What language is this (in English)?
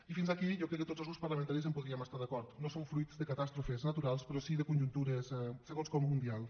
Catalan